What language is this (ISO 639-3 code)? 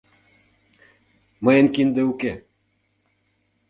chm